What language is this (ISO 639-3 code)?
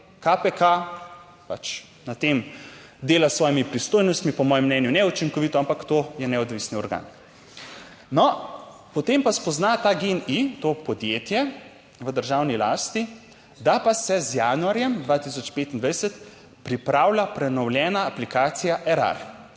slv